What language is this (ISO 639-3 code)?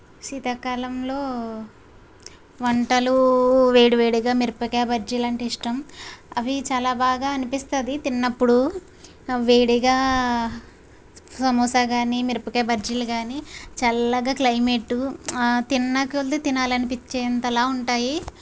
tel